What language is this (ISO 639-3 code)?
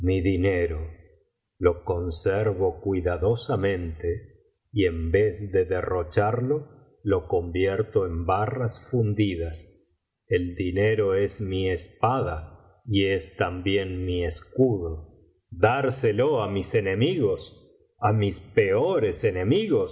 spa